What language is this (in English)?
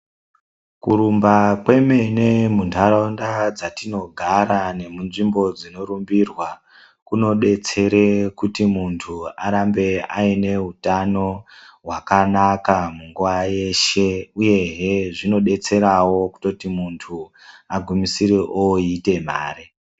Ndau